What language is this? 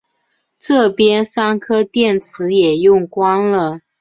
Chinese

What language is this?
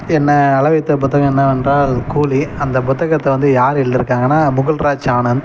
Tamil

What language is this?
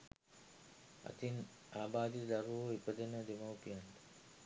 Sinhala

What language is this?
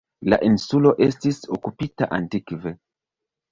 Esperanto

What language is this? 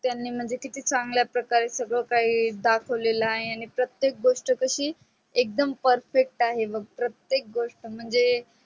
Marathi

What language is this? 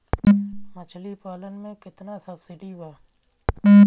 Bhojpuri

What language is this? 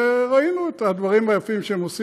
Hebrew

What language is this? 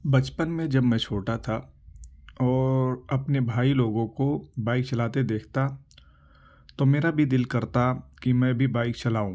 Urdu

